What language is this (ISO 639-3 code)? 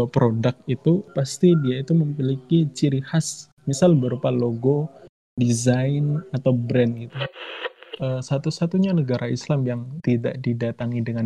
ind